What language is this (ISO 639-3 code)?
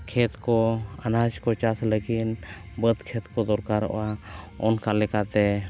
sat